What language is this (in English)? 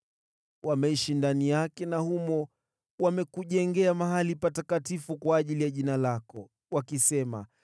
Swahili